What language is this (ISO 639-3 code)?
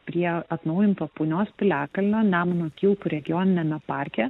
lit